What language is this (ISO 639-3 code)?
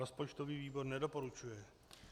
ces